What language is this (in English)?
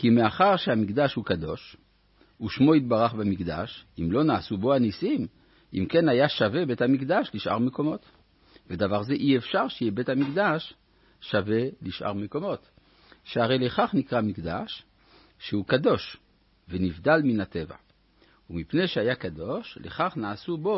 Hebrew